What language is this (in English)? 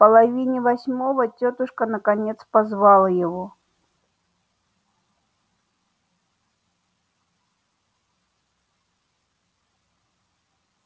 Russian